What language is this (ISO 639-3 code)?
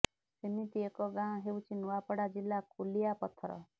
ori